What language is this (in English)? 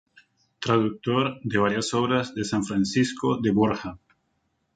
Spanish